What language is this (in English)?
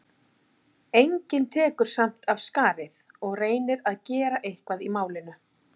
Icelandic